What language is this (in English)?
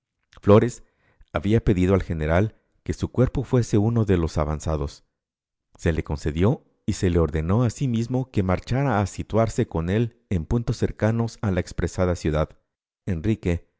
Spanish